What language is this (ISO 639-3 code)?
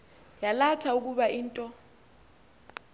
xho